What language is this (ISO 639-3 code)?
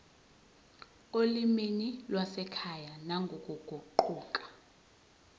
zul